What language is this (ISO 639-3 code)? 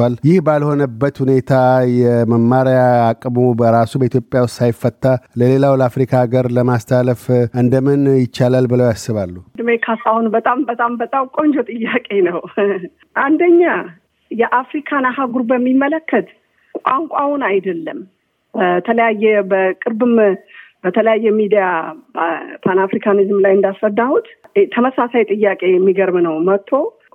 amh